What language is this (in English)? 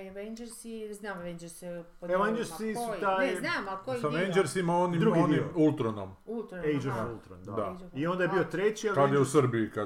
Croatian